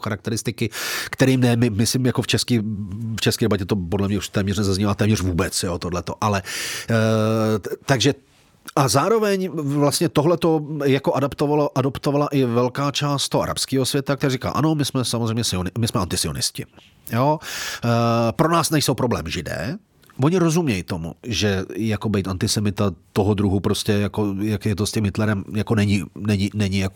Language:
Czech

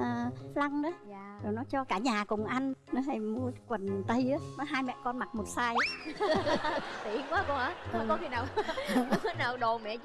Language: Vietnamese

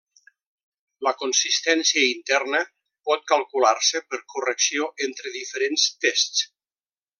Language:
Catalan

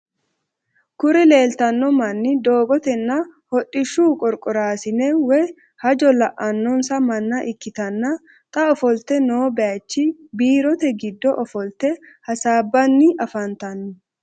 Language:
Sidamo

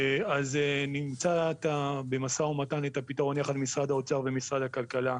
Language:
Hebrew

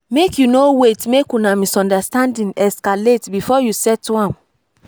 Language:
Nigerian Pidgin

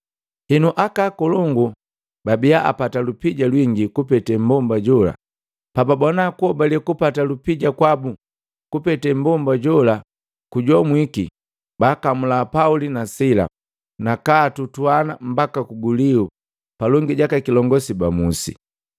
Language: Matengo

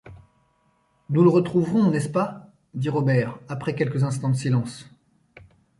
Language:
French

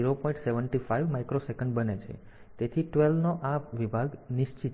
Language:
Gujarati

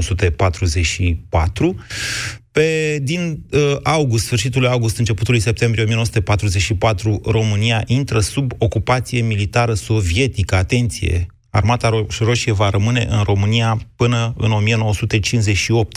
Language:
Romanian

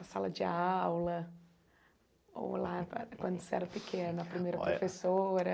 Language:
Portuguese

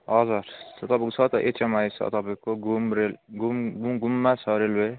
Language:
Nepali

